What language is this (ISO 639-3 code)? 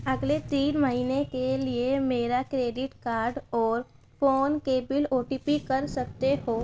urd